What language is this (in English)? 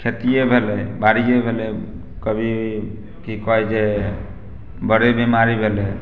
Maithili